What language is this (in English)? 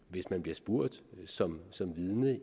Danish